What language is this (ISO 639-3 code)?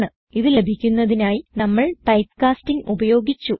mal